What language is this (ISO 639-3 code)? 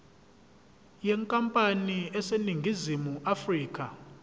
zul